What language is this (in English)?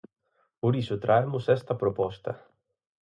Galician